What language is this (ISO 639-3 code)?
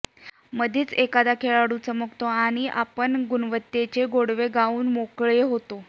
mar